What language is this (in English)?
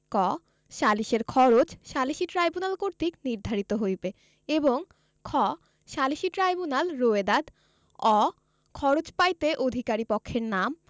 Bangla